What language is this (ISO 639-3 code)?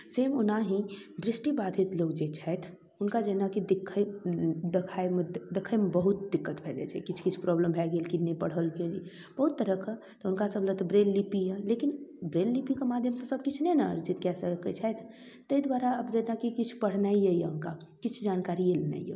mai